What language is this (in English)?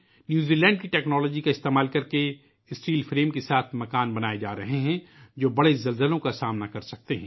Urdu